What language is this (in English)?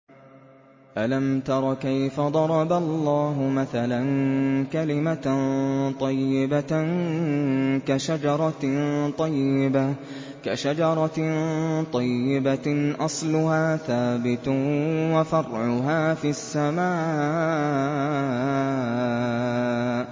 Arabic